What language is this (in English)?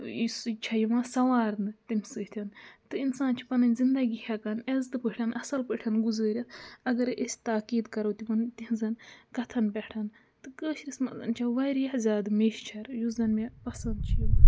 Kashmiri